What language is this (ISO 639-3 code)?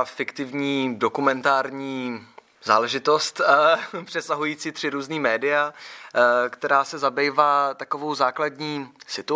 ces